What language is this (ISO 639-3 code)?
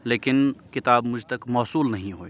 urd